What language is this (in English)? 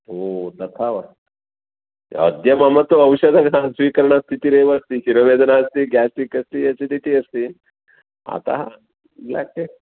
Sanskrit